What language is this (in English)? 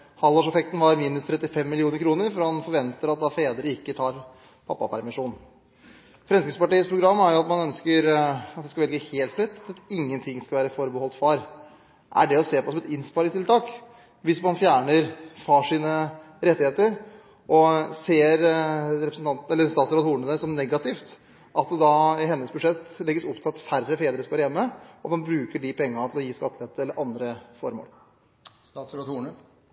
Norwegian Bokmål